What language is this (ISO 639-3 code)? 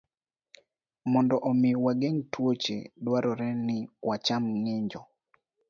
luo